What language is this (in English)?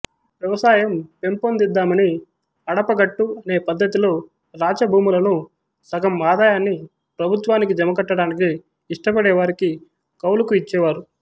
Telugu